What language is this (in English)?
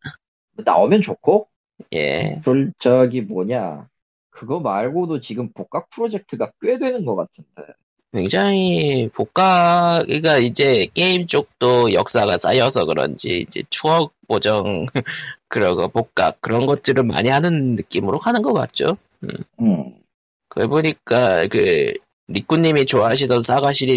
Korean